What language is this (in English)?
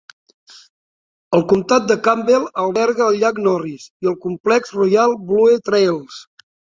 Catalan